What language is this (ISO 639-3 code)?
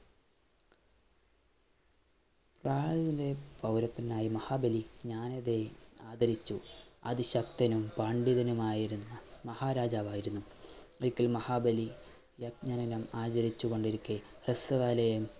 mal